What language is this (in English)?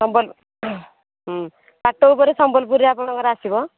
Odia